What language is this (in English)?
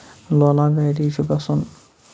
Kashmiri